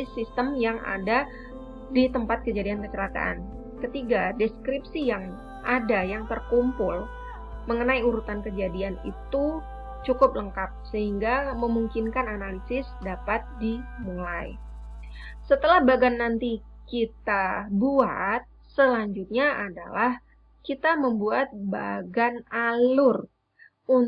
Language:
Indonesian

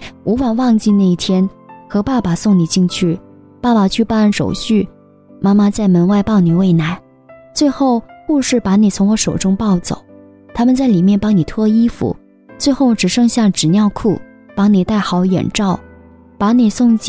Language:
Chinese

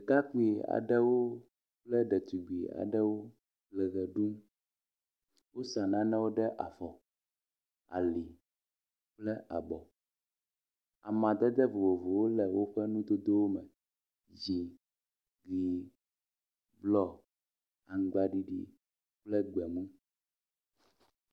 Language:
Ewe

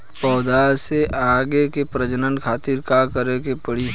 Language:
Bhojpuri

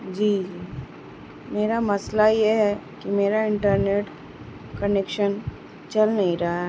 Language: Urdu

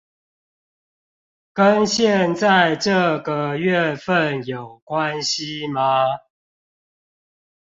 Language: Chinese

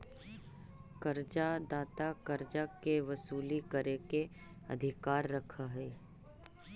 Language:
Magahi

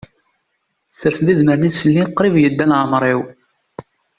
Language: Kabyle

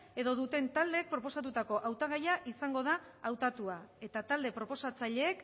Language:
Basque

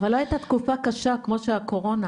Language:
Hebrew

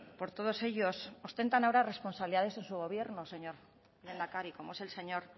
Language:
Spanish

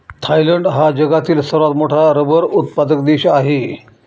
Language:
Marathi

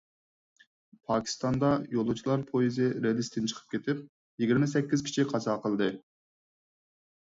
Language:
Uyghur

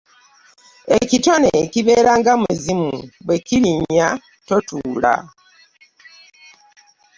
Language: Ganda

